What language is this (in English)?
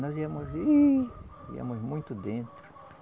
Portuguese